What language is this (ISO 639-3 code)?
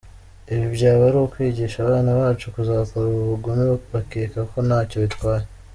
kin